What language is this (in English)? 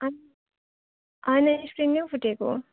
Nepali